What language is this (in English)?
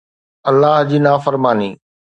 Sindhi